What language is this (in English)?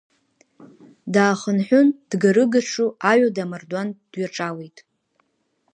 Abkhazian